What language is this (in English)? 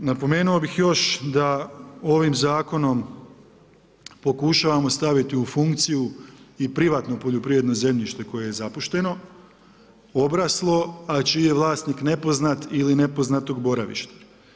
Croatian